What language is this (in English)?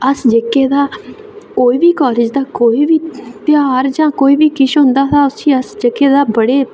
Dogri